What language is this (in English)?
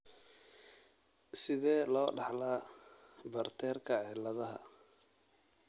Somali